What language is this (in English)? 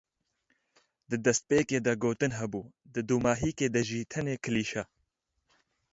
Kurdish